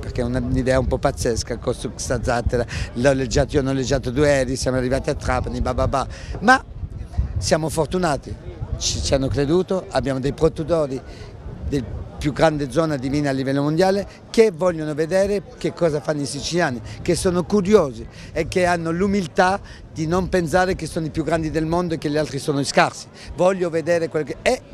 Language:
Italian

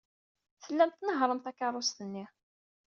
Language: Kabyle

